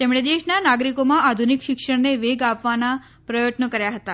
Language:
Gujarati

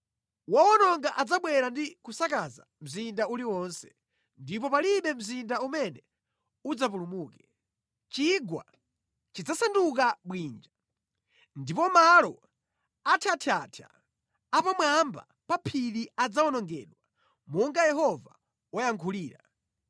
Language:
Nyanja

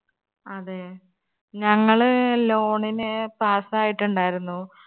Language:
Malayalam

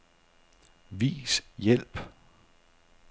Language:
Danish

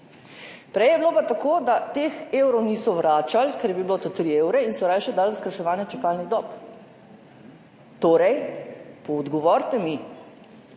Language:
Slovenian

